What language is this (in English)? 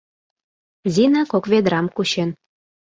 Mari